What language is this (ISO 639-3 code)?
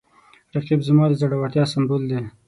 pus